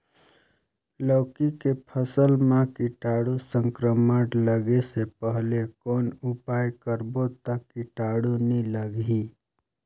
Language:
Chhattisgarhi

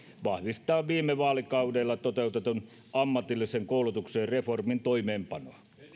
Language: Finnish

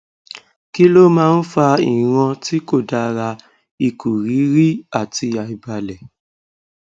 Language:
Yoruba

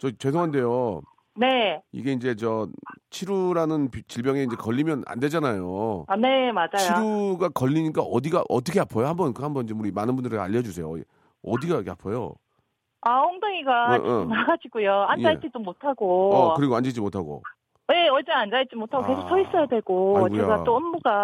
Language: Korean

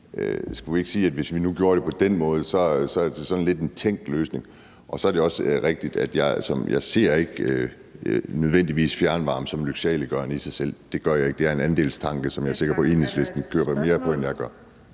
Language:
Danish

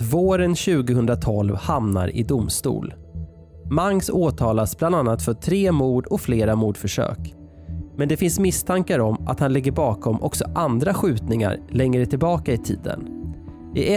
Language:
Swedish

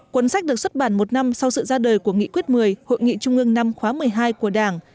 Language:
Vietnamese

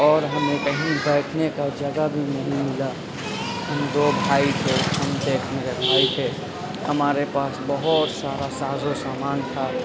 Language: Urdu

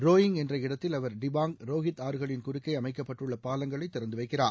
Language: Tamil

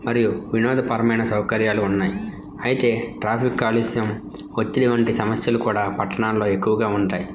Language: Telugu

